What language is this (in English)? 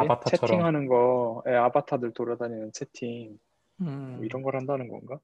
Korean